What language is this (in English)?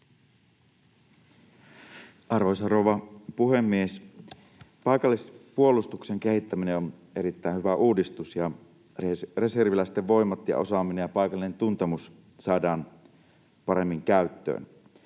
Finnish